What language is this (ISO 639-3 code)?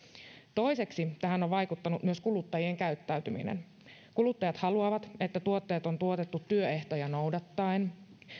fin